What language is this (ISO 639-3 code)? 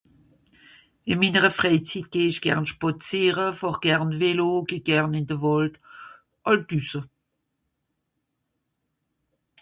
gsw